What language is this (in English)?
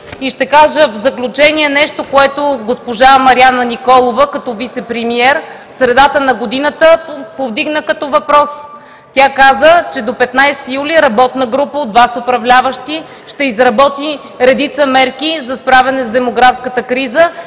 Bulgarian